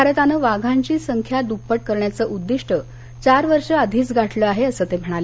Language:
Marathi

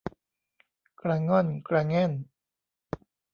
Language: Thai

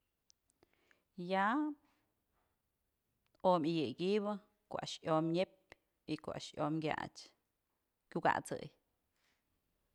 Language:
Mazatlán Mixe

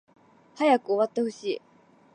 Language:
Japanese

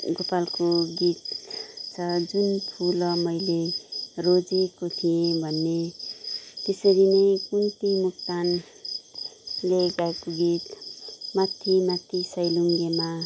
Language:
Nepali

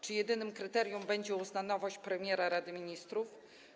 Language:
Polish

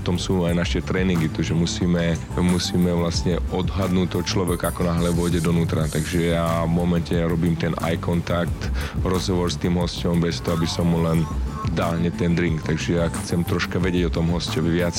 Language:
Slovak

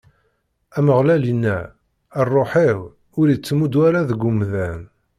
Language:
Kabyle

